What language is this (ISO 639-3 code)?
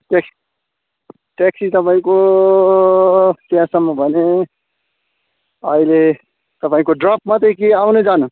nep